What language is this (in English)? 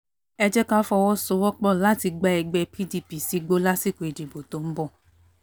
Yoruba